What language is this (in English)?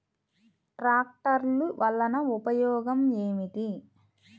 Telugu